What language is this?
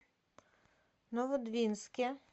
Russian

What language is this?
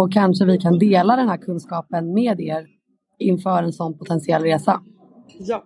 Swedish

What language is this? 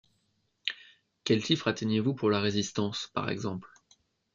French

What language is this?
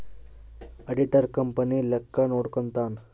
Kannada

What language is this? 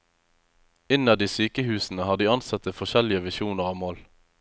Norwegian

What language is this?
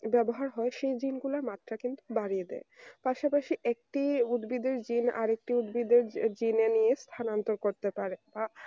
Bangla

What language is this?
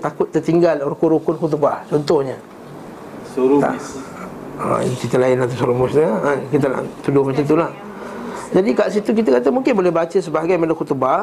Malay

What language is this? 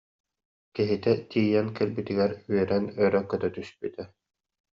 Yakut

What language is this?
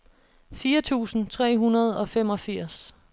Danish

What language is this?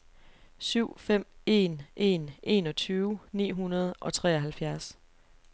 Danish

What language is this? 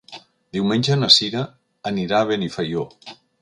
Catalan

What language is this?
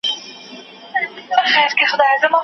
Pashto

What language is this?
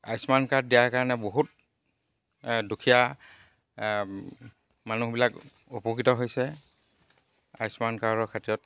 Assamese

